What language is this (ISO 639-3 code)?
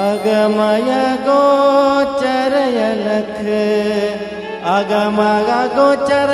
guj